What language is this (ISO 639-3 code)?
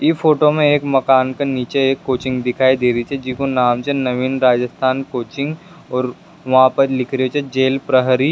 raj